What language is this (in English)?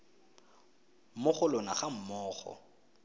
Tswana